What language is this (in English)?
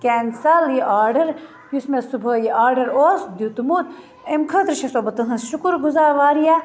Kashmiri